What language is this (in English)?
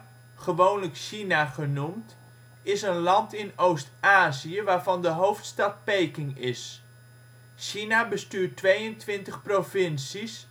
Dutch